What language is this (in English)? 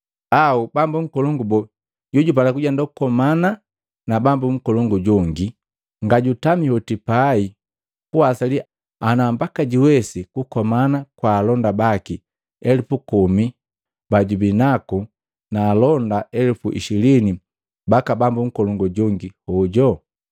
Matengo